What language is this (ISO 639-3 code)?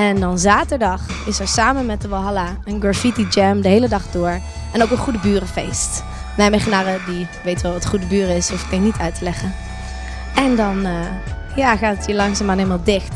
nld